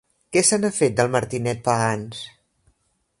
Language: Catalan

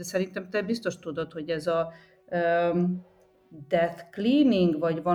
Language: Hungarian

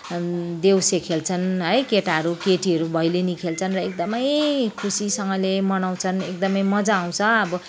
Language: Nepali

